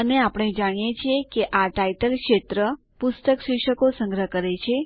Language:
Gujarati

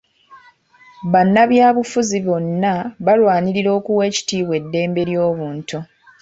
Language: Ganda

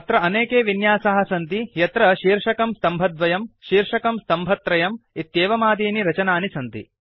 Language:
Sanskrit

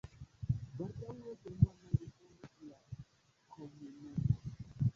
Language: Esperanto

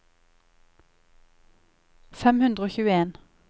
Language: Norwegian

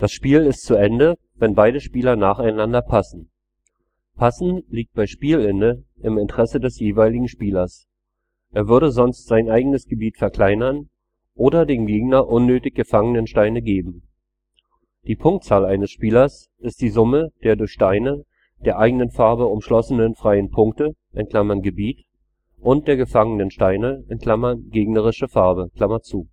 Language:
German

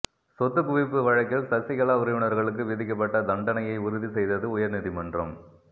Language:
Tamil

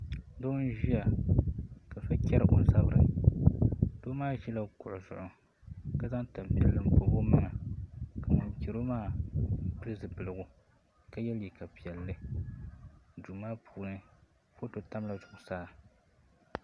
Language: Dagbani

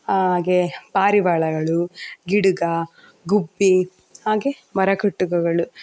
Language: Kannada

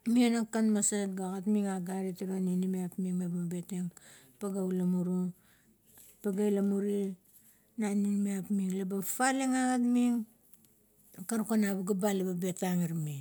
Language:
Kuot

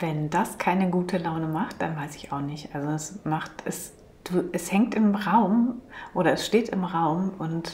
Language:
German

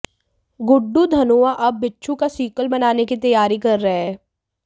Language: Hindi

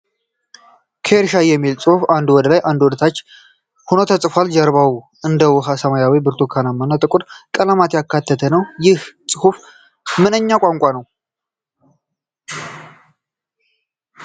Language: Amharic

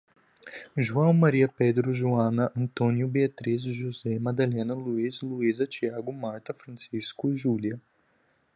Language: Portuguese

